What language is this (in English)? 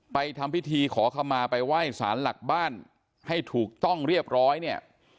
Thai